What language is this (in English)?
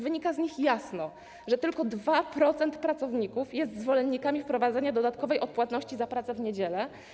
Polish